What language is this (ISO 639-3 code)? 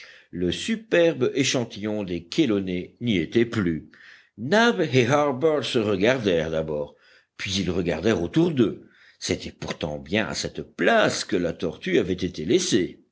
fra